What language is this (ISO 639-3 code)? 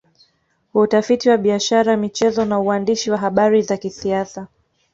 swa